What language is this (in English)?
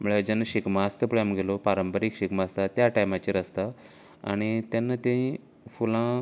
Konkani